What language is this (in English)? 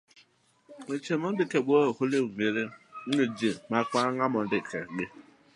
Luo (Kenya and Tanzania)